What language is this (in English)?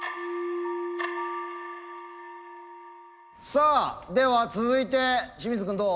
Japanese